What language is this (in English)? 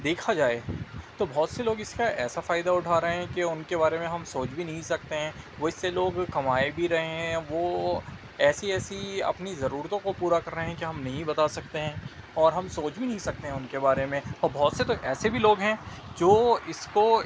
Urdu